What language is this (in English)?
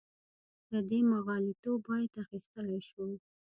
Pashto